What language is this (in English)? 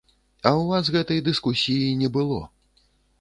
Belarusian